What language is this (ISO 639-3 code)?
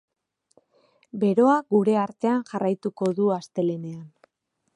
eus